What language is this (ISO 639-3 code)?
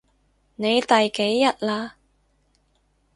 yue